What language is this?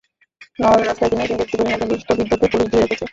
Bangla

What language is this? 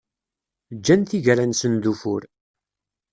Kabyle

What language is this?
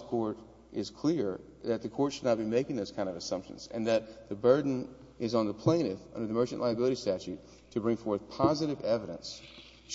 English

